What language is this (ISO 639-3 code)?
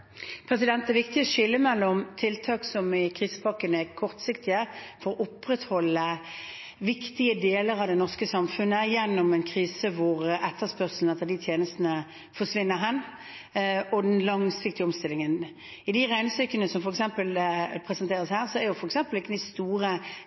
nob